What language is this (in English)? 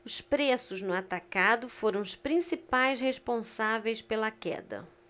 Portuguese